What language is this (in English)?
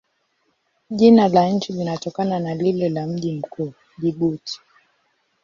Swahili